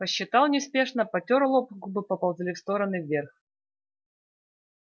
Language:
Russian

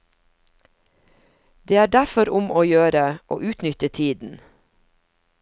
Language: Norwegian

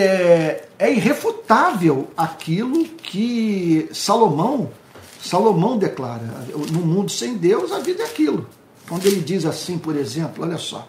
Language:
Portuguese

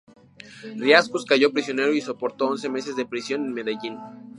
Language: Spanish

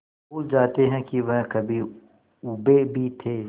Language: Hindi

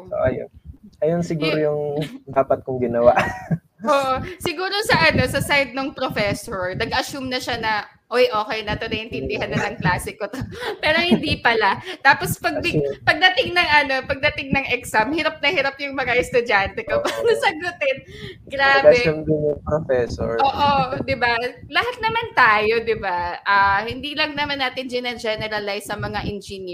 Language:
Filipino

